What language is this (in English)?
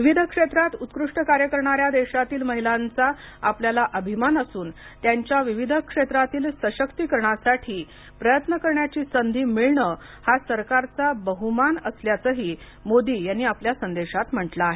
Marathi